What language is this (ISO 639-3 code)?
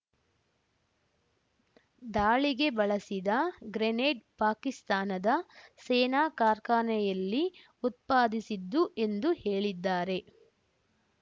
kan